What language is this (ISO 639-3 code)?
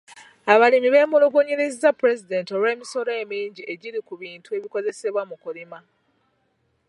lug